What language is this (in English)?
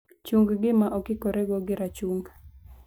Luo (Kenya and Tanzania)